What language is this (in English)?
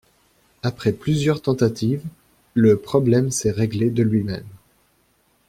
French